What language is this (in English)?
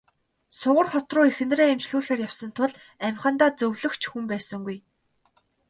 Mongolian